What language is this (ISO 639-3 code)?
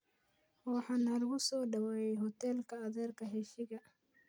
som